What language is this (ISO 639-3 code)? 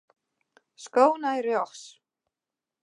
fry